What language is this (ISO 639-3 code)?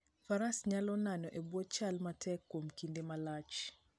luo